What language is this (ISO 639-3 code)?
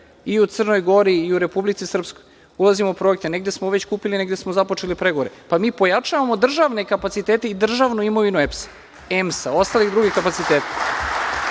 srp